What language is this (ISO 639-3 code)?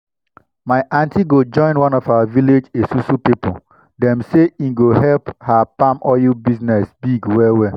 pcm